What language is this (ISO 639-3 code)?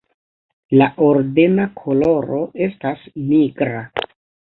epo